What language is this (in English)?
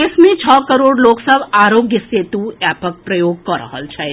Maithili